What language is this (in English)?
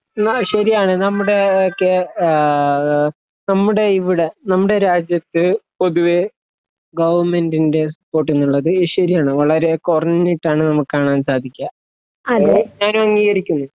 Malayalam